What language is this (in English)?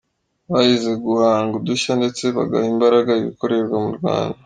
Kinyarwanda